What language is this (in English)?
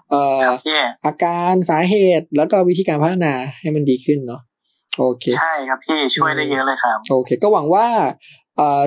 Thai